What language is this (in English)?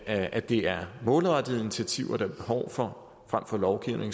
Danish